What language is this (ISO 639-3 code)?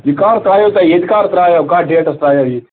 kas